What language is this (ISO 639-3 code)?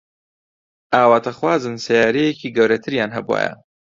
ckb